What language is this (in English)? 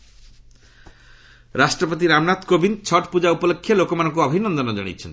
Odia